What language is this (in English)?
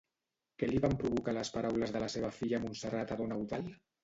Catalan